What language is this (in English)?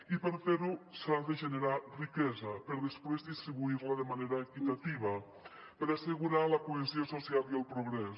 Catalan